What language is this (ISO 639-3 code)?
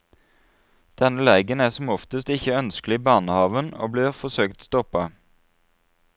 nor